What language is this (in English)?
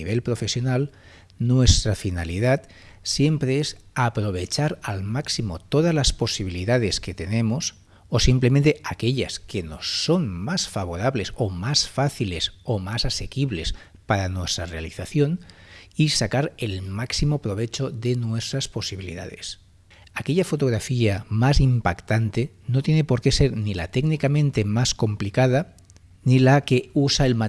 Spanish